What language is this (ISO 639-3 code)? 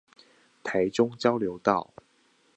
zho